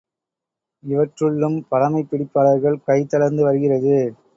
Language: Tamil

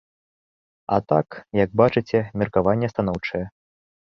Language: Belarusian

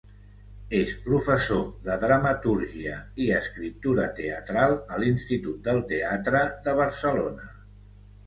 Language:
Catalan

